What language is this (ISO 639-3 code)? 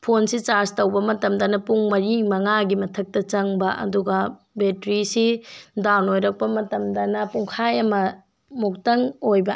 mni